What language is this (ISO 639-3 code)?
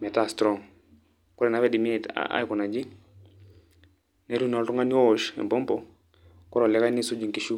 mas